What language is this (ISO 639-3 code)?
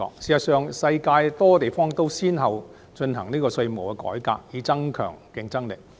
yue